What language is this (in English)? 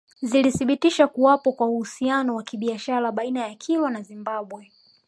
Swahili